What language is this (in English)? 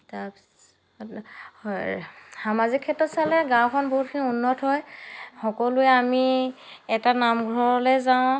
Assamese